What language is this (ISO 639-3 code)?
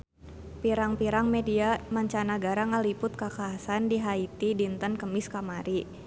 sun